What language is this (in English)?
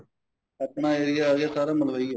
Punjabi